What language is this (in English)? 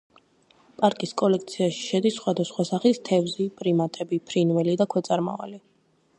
Georgian